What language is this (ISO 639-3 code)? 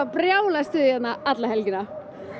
isl